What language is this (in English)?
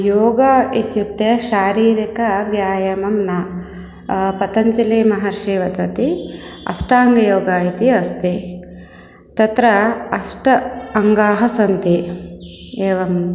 Sanskrit